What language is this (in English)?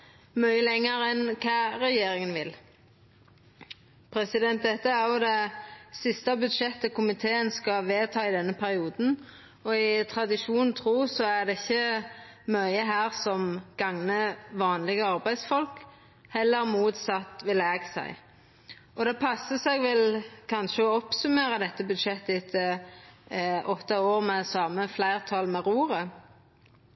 Norwegian Nynorsk